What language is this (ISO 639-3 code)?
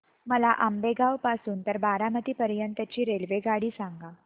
mar